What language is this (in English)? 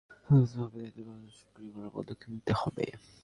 Bangla